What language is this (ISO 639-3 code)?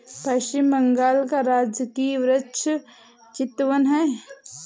hin